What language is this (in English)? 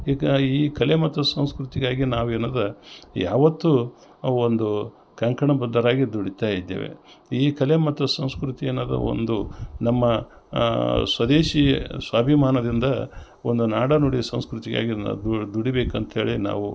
Kannada